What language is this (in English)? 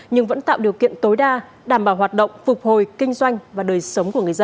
Vietnamese